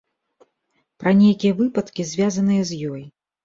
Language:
Belarusian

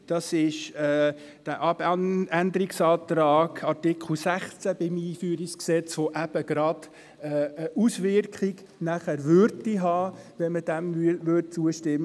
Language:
Swiss German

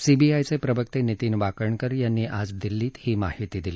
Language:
Marathi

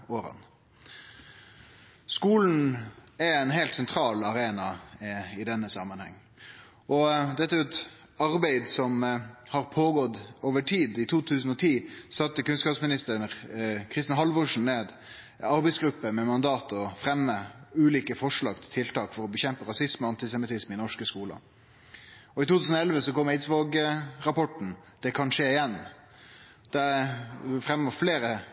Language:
Norwegian Nynorsk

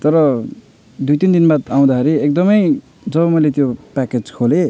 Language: Nepali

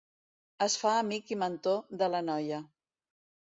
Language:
Catalan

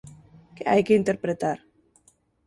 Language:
Galician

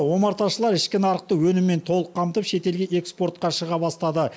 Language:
Kazakh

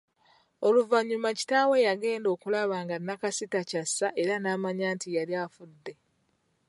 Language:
Ganda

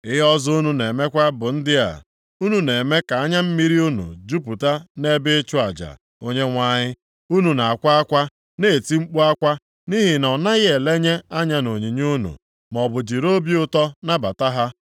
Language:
Igbo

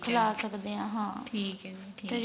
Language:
Punjabi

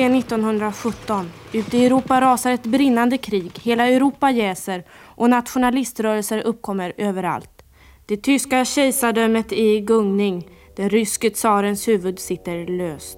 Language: Swedish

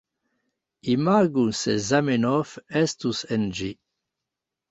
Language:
Esperanto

